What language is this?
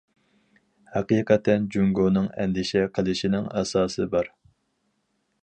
Uyghur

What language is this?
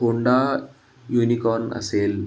Marathi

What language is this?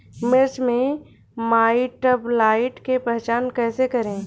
Bhojpuri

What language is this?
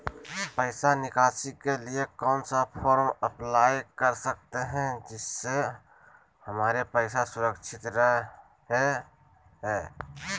Magahi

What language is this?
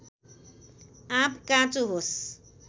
Nepali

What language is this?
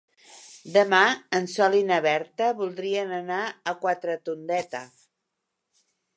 Catalan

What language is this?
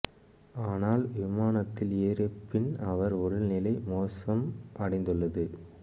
Tamil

